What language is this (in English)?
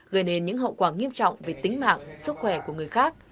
Vietnamese